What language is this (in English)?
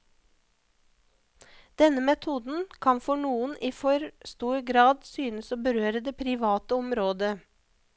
Norwegian